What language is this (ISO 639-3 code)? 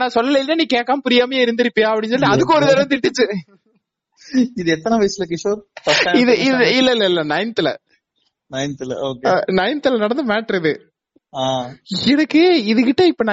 tam